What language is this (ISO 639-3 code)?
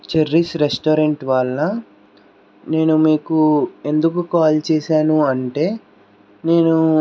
tel